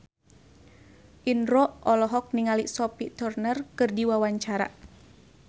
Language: Sundanese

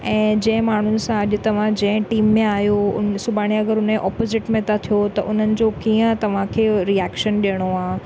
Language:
Sindhi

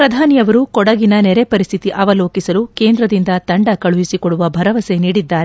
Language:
Kannada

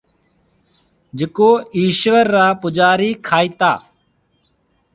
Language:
Marwari (Pakistan)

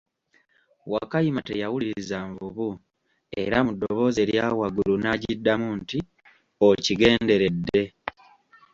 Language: Ganda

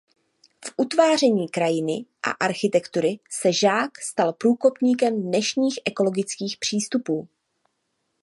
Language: Czech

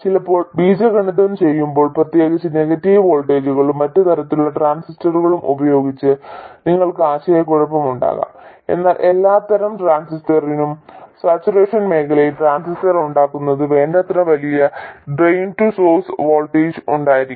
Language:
Malayalam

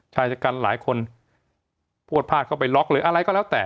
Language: Thai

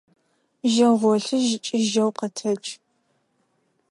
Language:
Adyghe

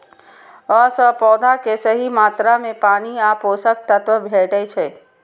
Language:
Maithili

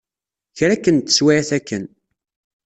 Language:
Kabyle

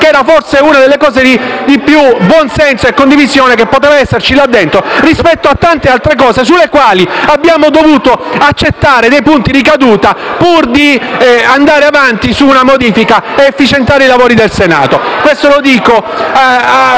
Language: Italian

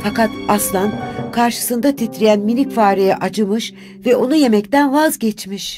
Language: Turkish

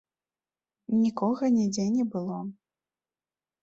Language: Belarusian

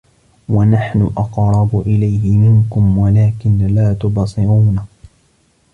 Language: Arabic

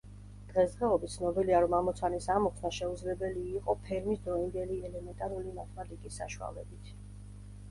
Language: Georgian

